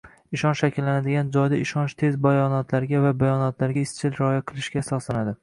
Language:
Uzbek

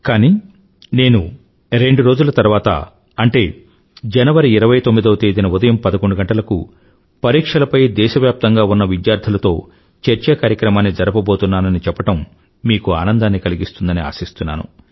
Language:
Telugu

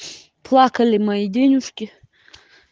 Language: Russian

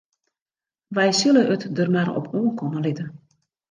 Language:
Western Frisian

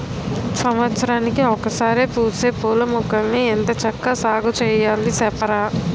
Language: Telugu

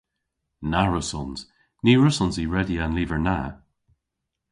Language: Cornish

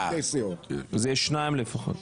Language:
Hebrew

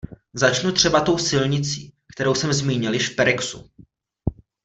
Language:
Czech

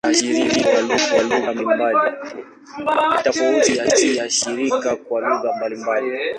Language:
Swahili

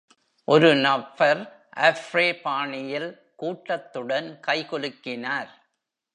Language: Tamil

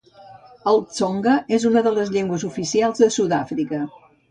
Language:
Catalan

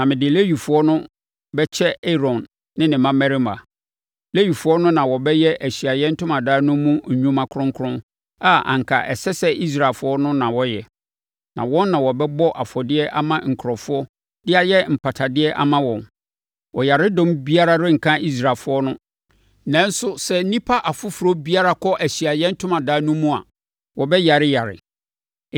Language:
Akan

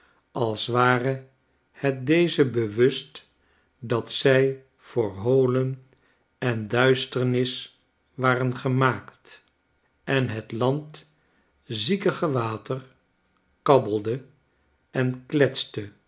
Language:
Dutch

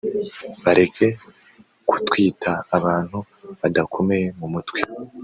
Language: Kinyarwanda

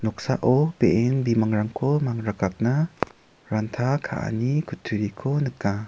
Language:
Garo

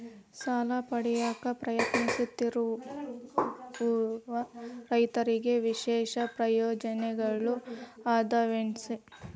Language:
Kannada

